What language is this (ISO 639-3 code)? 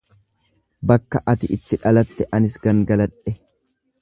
orm